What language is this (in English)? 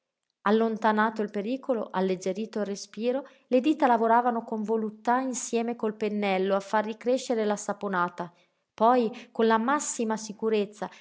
Italian